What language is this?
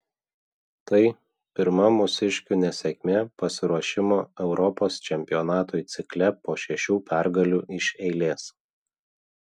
Lithuanian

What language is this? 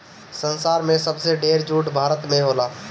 Bhojpuri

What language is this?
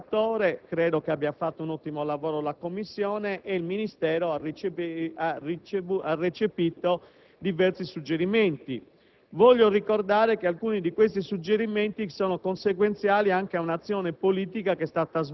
Italian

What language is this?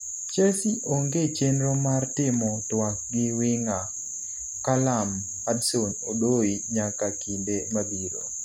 Luo (Kenya and Tanzania)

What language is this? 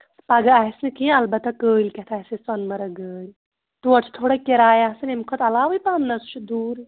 Kashmiri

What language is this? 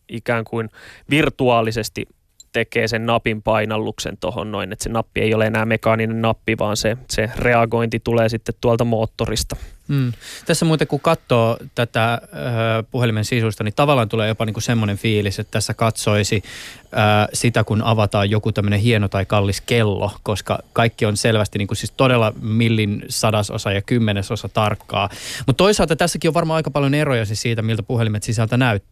Finnish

